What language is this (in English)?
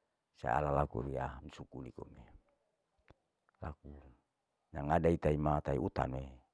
Larike-Wakasihu